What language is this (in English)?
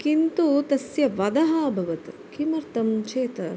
Sanskrit